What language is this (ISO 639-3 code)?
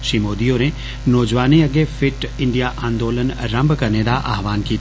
doi